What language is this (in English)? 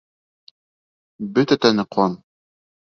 Bashkir